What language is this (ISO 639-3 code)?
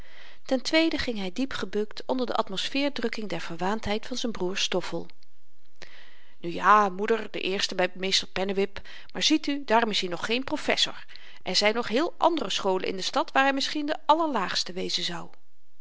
nld